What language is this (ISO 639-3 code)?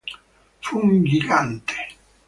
ita